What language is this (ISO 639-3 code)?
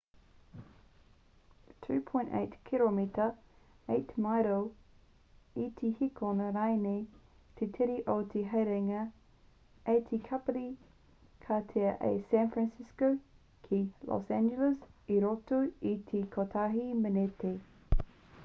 mri